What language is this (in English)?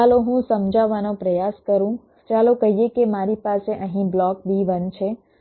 Gujarati